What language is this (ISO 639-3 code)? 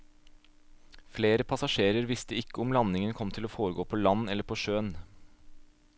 nor